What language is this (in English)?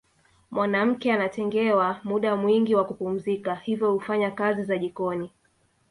Swahili